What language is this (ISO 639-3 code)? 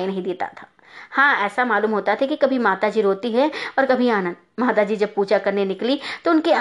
hin